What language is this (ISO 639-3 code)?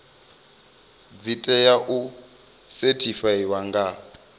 ven